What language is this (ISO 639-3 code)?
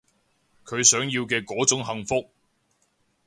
yue